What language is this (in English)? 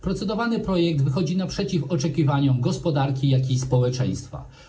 Polish